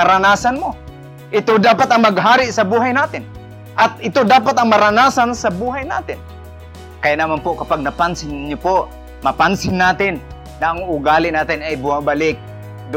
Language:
Filipino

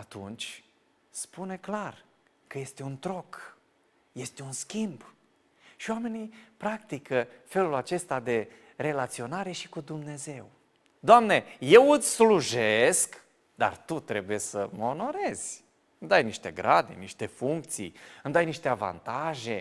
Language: Romanian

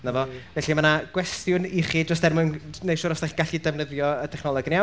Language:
Welsh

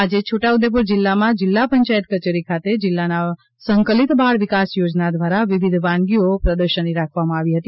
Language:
Gujarati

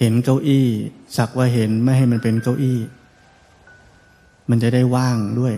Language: Thai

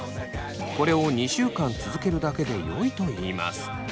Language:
Japanese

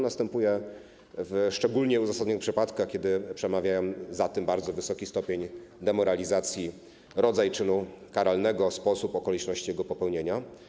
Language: Polish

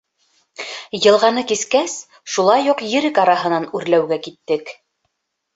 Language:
Bashkir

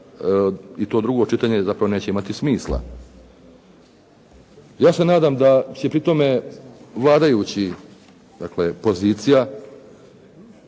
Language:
Croatian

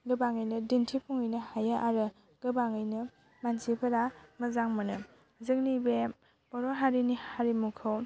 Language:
Bodo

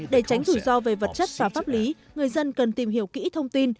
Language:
Vietnamese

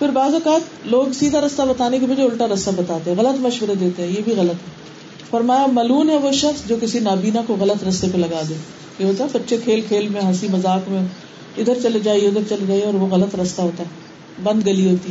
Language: Urdu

